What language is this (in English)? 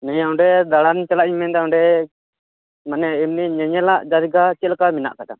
Santali